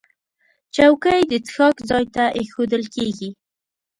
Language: Pashto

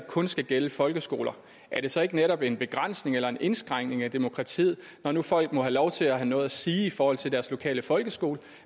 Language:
Danish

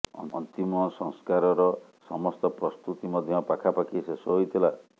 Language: Odia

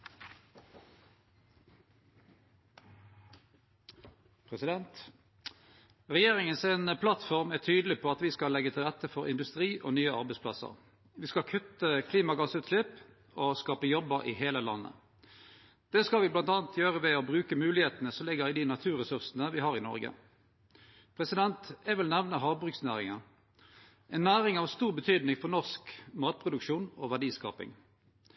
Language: Norwegian Nynorsk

